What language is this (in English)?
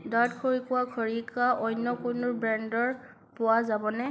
Assamese